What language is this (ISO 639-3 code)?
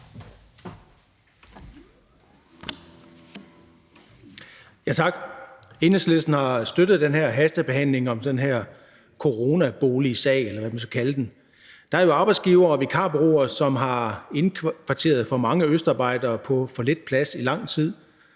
dan